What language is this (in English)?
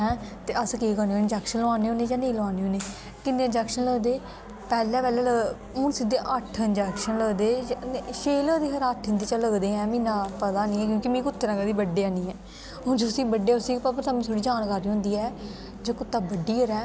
Dogri